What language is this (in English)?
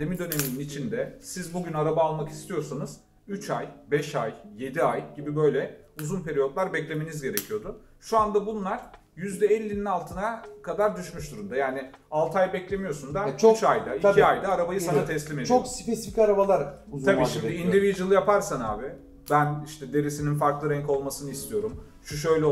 Turkish